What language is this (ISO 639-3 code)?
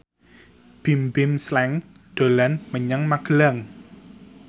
jav